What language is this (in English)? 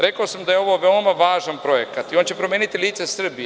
Serbian